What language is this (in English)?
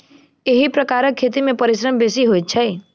Maithili